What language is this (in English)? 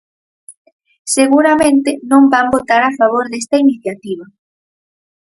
Galician